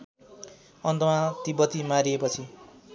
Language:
Nepali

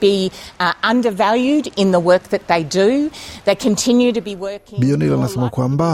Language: Swahili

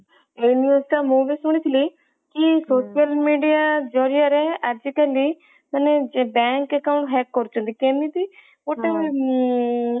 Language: Odia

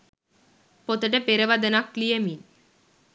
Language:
Sinhala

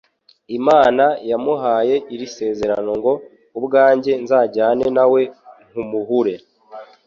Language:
Kinyarwanda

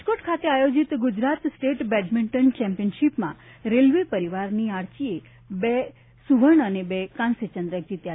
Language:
Gujarati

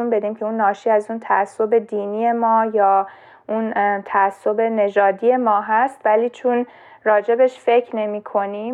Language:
Persian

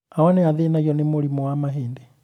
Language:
Kikuyu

